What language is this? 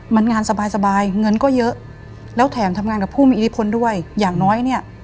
Thai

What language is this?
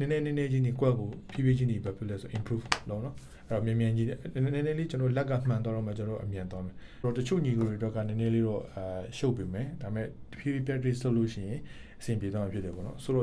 Korean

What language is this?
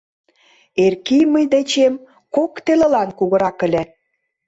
Mari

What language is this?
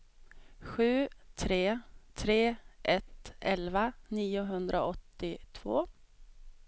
Swedish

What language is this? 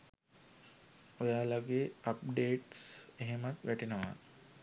Sinhala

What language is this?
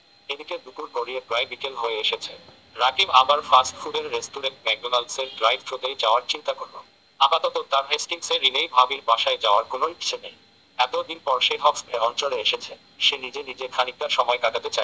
Bangla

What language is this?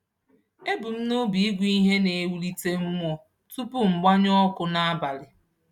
Igbo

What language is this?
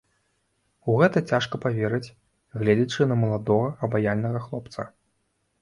Belarusian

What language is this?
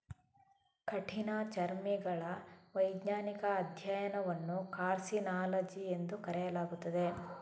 Kannada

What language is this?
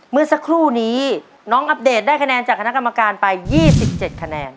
Thai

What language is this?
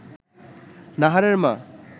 Bangla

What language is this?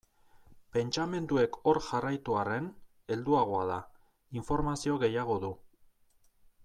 Basque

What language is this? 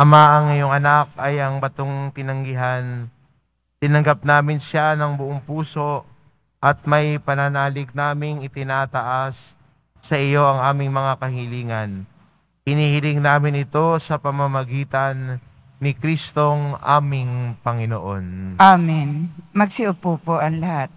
Filipino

